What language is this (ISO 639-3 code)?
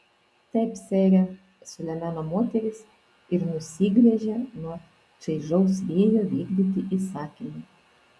lit